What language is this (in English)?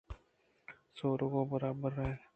Eastern Balochi